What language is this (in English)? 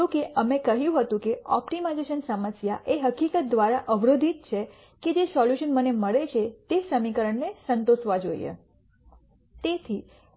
Gujarati